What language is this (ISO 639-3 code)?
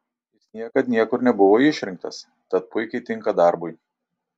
lit